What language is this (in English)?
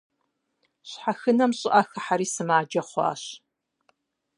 Kabardian